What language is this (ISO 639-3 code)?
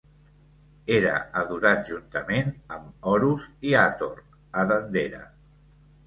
cat